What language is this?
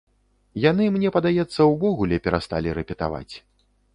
Belarusian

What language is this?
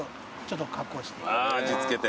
Japanese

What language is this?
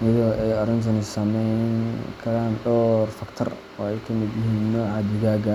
Somali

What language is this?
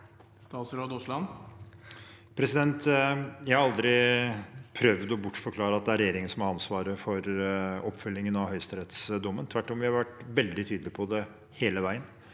Norwegian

